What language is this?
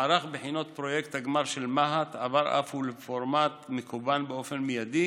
Hebrew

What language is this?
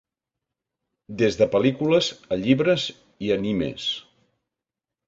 Catalan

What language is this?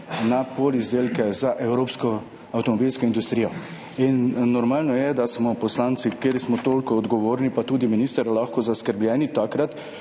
Slovenian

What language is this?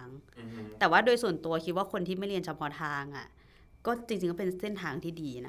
Thai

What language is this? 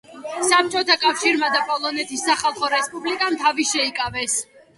Georgian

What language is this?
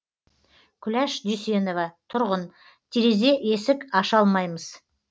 Kazakh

